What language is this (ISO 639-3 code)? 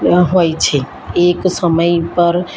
guj